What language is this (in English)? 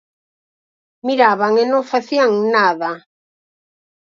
Galician